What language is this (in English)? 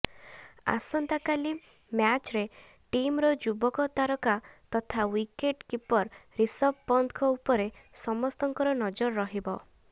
Odia